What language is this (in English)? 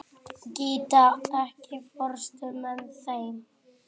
Icelandic